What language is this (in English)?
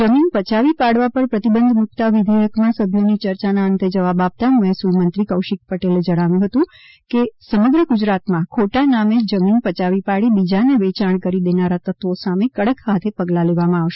Gujarati